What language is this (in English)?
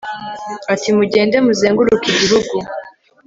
Kinyarwanda